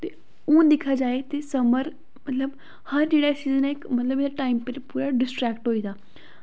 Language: Dogri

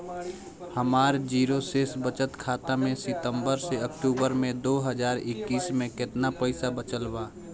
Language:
Bhojpuri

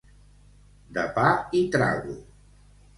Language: Catalan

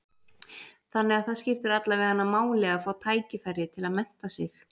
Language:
Icelandic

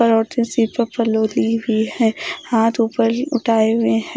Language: Hindi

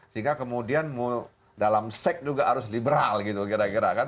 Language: Indonesian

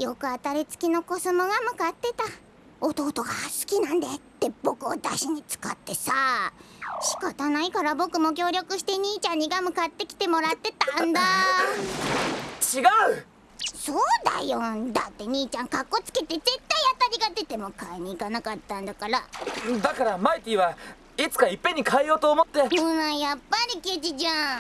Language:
Japanese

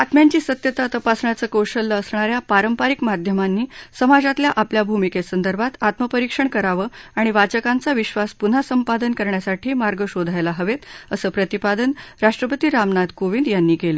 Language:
Marathi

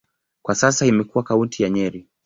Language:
Swahili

